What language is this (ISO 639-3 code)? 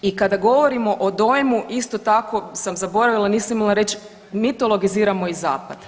hrv